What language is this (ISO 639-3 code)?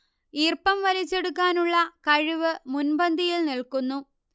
mal